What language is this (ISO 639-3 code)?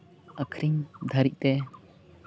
sat